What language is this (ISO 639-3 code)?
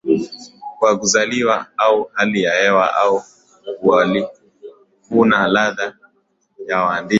swa